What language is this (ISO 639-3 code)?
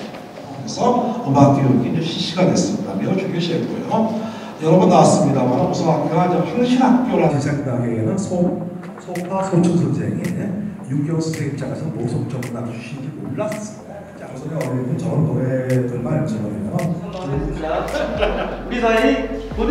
kor